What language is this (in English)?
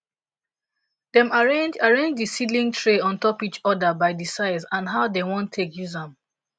Nigerian Pidgin